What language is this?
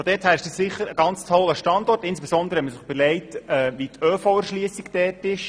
Swiss German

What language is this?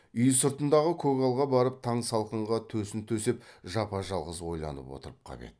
Kazakh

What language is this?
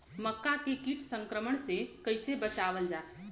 Bhojpuri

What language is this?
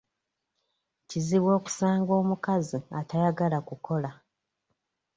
Ganda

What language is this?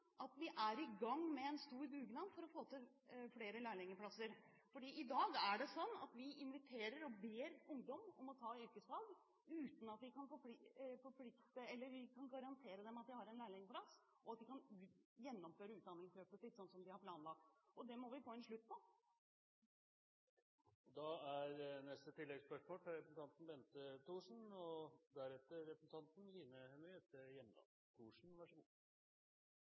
Norwegian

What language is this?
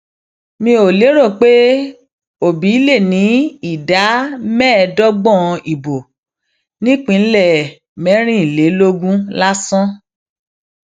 Yoruba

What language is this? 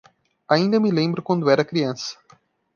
Portuguese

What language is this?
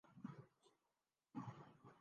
Urdu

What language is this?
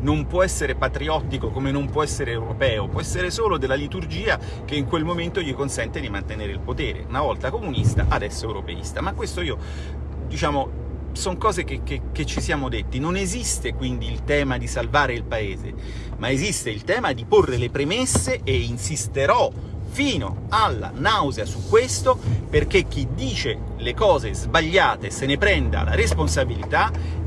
Italian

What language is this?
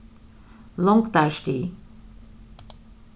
Faroese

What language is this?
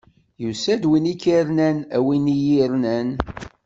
Kabyle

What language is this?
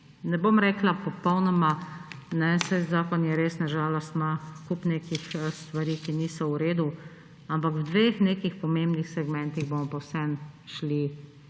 Slovenian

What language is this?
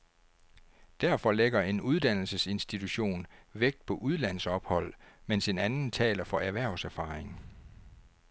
Danish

